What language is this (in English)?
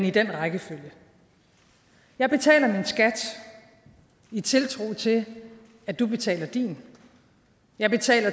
Danish